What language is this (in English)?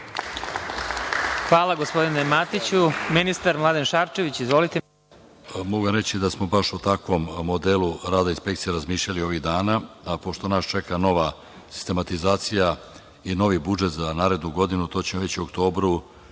Serbian